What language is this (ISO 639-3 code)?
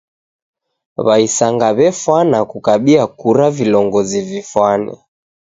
dav